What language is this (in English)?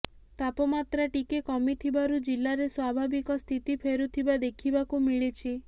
Odia